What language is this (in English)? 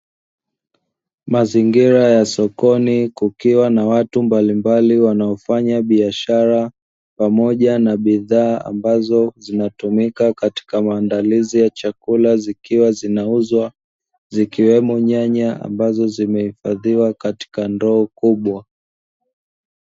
Swahili